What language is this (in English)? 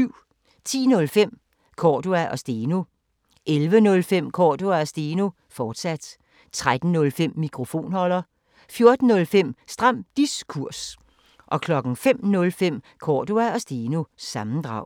Danish